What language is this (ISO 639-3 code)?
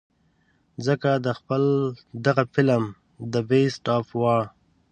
pus